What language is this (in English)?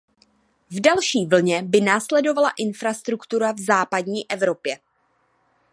Czech